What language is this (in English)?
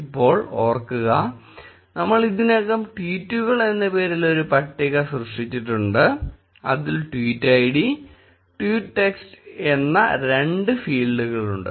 Malayalam